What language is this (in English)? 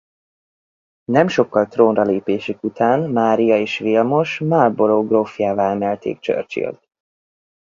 Hungarian